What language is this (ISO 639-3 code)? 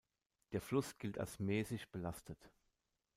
deu